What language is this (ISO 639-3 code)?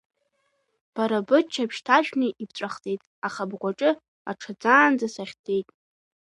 abk